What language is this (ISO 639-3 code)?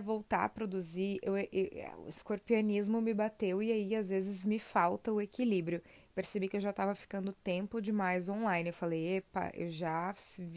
por